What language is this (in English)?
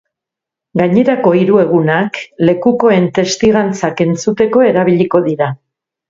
Basque